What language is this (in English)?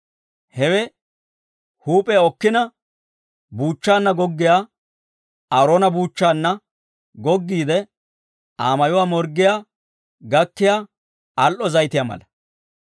Dawro